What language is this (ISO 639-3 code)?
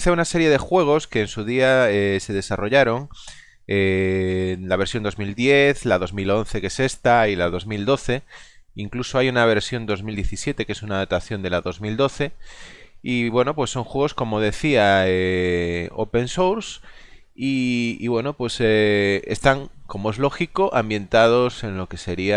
spa